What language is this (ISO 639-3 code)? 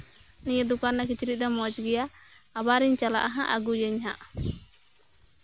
sat